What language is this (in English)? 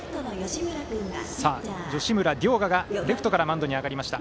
Japanese